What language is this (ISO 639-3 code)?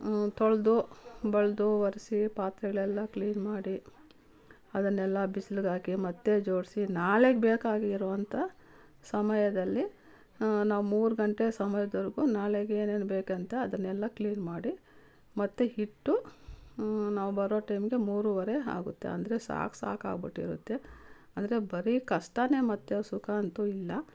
kan